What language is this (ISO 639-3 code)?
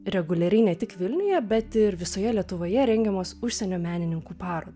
lit